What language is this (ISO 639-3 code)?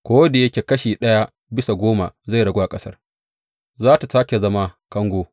hau